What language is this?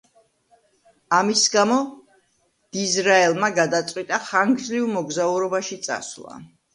Georgian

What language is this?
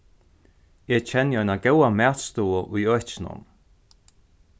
Faroese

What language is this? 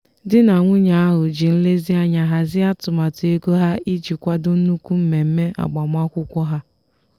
Igbo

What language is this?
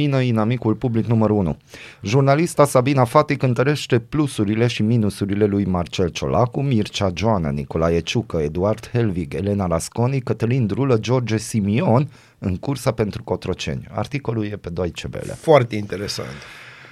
Romanian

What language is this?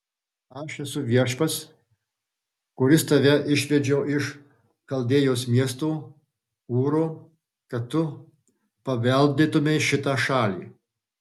Lithuanian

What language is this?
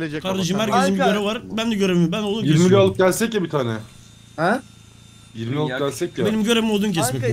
Turkish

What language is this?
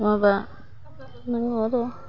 Bodo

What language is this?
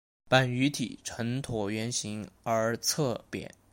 Chinese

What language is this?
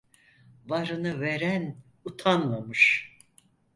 Turkish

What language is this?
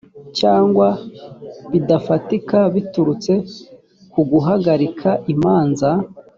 Kinyarwanda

